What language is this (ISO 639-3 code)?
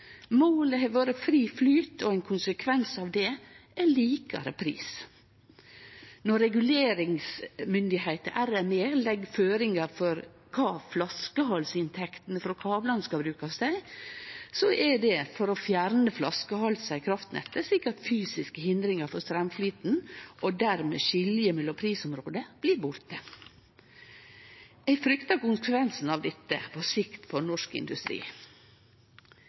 nno